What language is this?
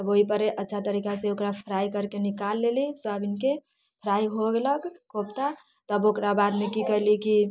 Maithili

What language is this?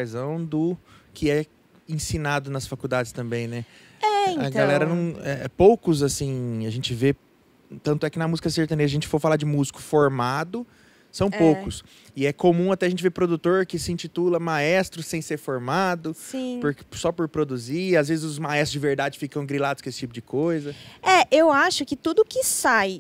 Portuguese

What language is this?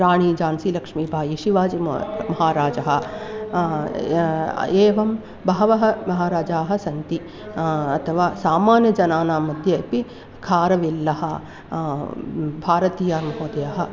Sanskrit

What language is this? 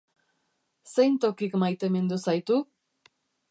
Basque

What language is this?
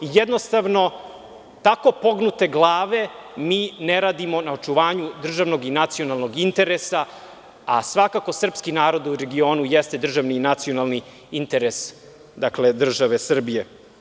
Serbian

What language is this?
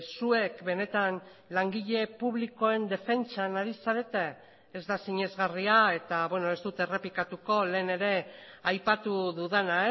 Basque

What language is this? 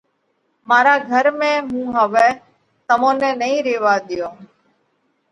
Parkari Koli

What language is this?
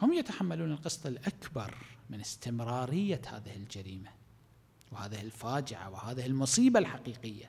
Arabic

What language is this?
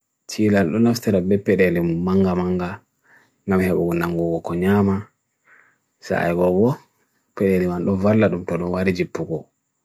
Bagirmi Fulfulde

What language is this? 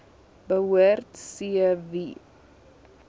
Afrikaans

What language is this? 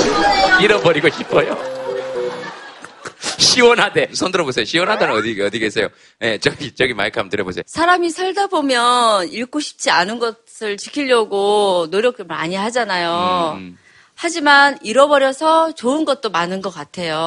Korean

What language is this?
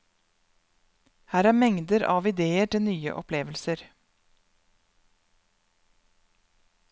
Norwegian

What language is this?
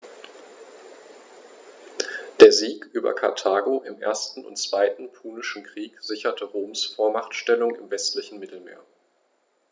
German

